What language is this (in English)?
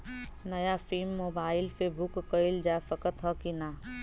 Bhojpuri